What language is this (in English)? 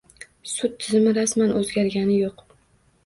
Uzbek